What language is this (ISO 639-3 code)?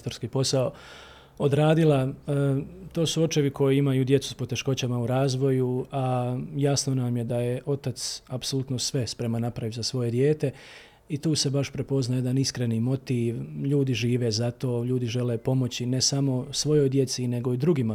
hrv